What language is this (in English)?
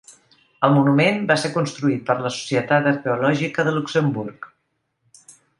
Catalan